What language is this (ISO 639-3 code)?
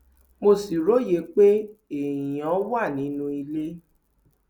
yor